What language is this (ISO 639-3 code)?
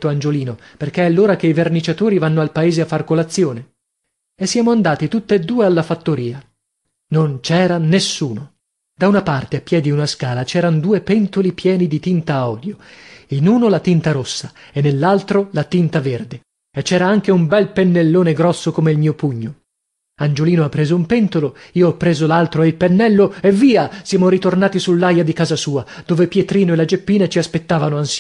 ita